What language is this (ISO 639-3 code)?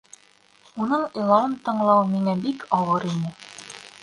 bak